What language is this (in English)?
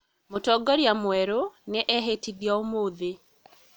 Kikuyu